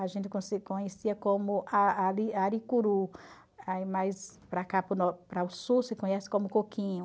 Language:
Portuguese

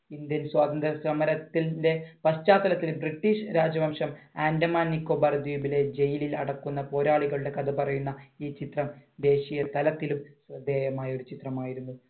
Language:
Malayalam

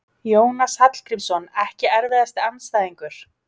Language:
Icelandic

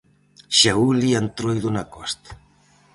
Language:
Galician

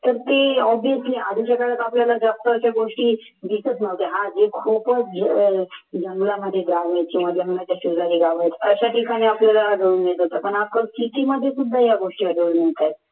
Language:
Marathi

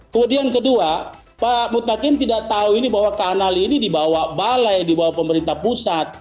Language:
Indonesian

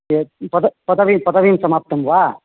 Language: Sanskrit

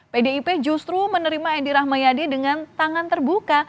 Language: Indonesian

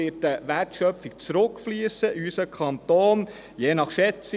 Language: Swiss German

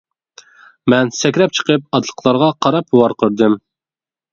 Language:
Uyghur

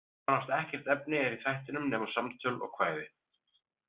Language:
Icelandic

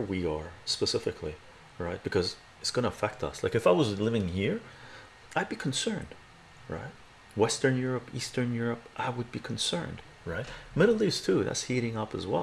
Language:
English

